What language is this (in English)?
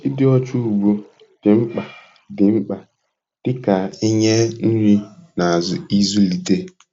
Igbo